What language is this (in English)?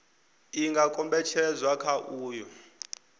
Venda